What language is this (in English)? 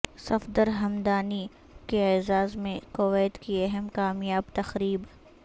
Urdu